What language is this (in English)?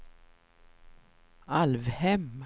Swedish